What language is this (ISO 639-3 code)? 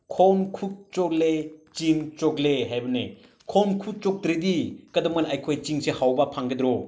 mni